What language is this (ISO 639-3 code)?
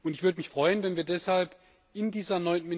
deu